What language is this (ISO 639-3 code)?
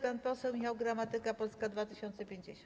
pol